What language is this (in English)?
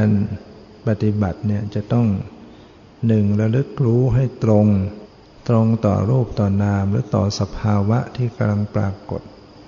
Thai